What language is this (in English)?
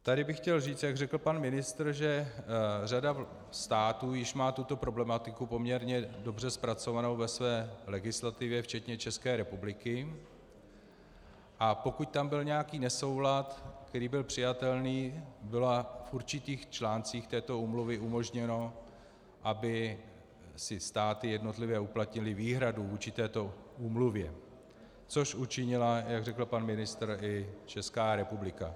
Czech